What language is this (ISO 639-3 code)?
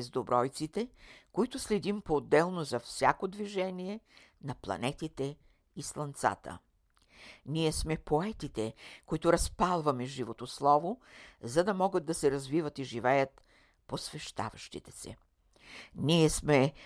bul